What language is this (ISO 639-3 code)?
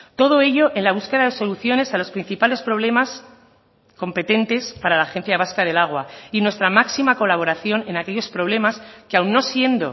spa